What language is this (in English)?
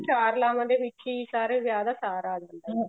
Punjabi